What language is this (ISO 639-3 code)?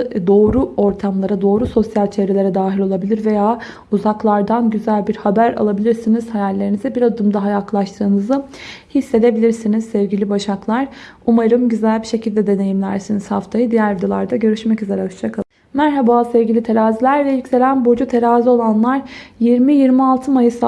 tur